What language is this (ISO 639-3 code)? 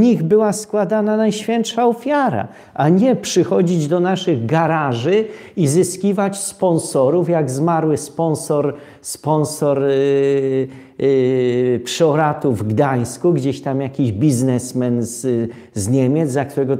pol